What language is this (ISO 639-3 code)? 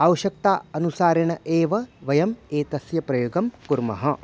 san